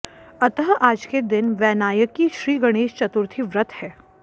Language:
Hindi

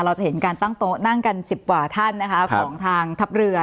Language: Thai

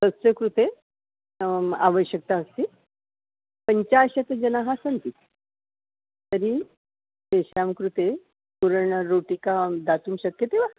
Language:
Sanskrit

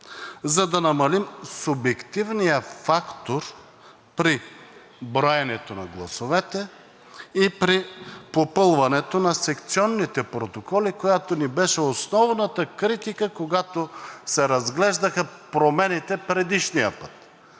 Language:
Bulgarian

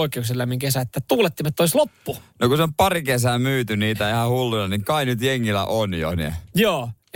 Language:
Finnish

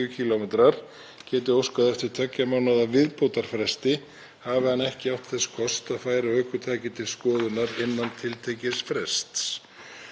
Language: Icelandic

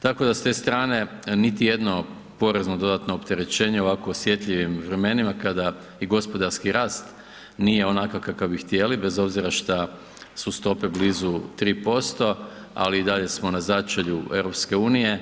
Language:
Croatian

